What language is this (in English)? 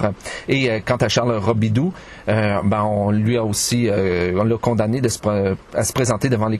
French